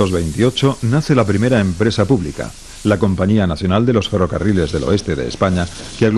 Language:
Spanish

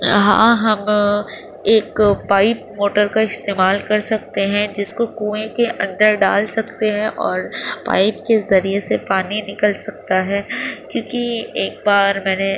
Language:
Urdu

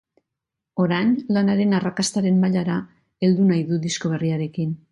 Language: Basque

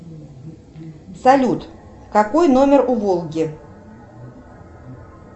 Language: Russian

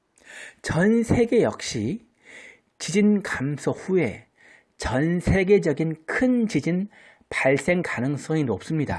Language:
Korean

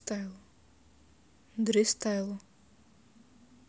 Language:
Russian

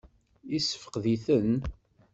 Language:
Kabyle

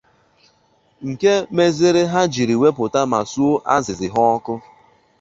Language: Igbo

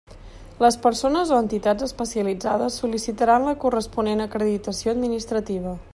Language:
Catalan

